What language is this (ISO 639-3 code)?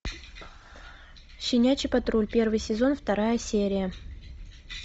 rus